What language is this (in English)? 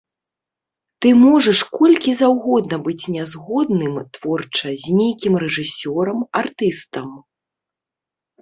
Belarusian